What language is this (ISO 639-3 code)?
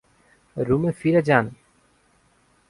ben